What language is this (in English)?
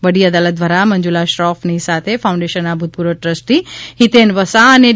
Gujarati